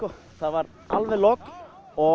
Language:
Icelandic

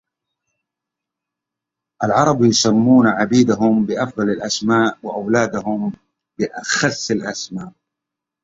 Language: Arabic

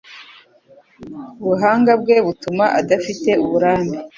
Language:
Kinyarwanda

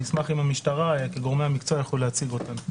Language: Hebrew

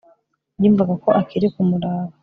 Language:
Kinyarwanda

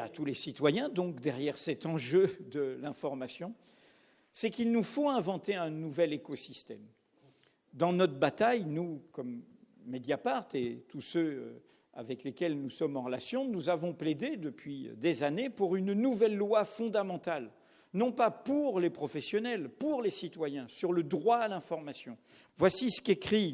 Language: French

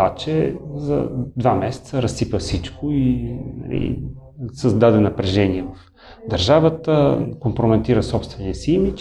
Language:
Bulgarian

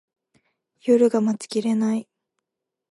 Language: Japanese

